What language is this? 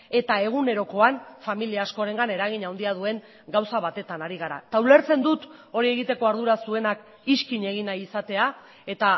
Basque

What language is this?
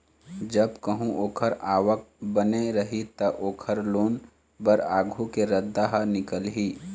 Chhattisgarhi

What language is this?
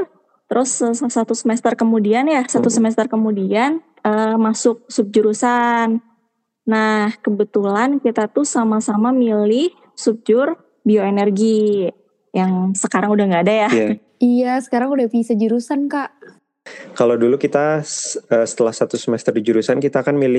Indonesian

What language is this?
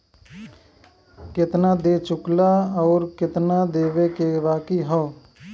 Bhojpuri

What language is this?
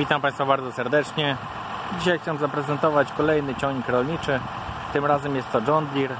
Polish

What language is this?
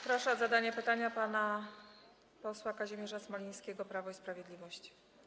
Polish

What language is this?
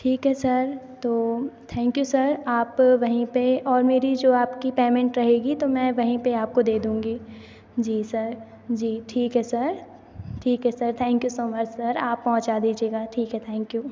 Hindi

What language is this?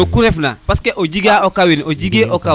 Serer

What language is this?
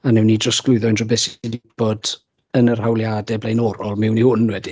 Welsh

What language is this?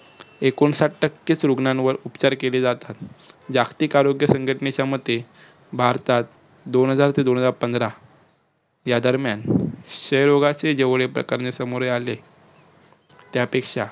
Marathi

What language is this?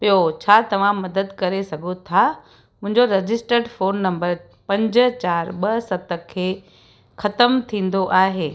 Sindhi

